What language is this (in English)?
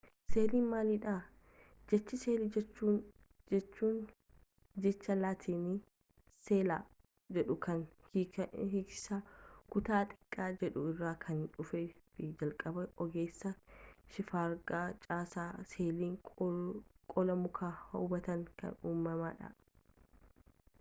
Oromo